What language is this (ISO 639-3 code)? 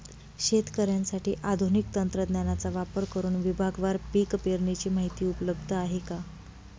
mar